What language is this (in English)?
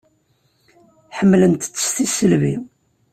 Kabyle